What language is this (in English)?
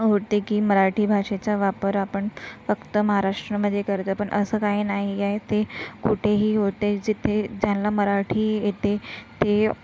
Marathi